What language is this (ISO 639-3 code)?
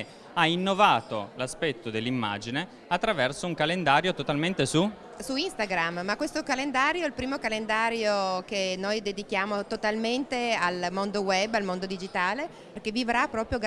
ita